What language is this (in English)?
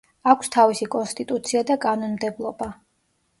Georgian